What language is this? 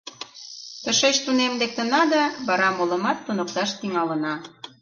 Mari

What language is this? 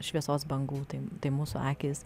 Lithuanian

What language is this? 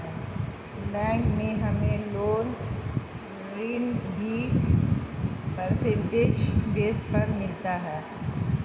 Hindi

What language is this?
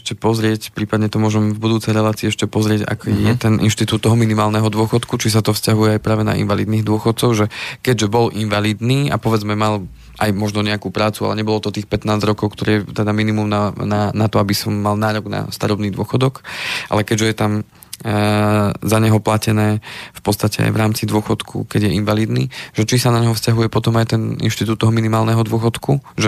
Slovak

